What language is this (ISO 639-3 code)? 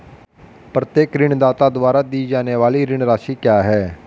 hin